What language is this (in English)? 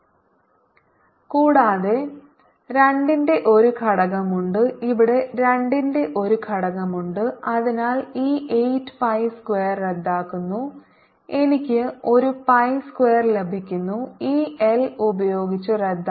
Malayalam